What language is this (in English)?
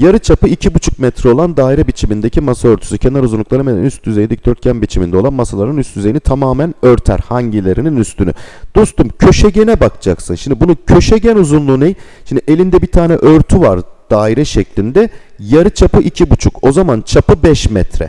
Turkish